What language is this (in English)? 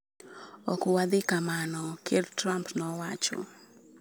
Luo (Kenya and Tanzania)